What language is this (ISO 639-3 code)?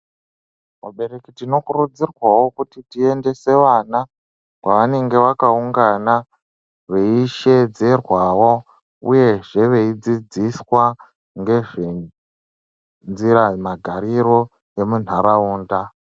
ndc